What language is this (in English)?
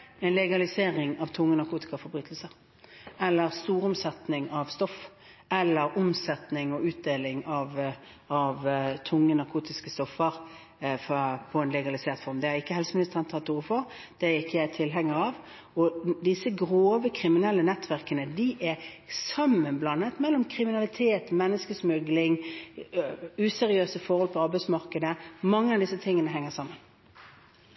Norwegian Bokmål